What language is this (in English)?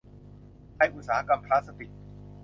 Thai